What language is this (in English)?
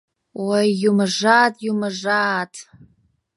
Mari